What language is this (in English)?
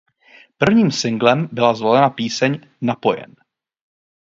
Czech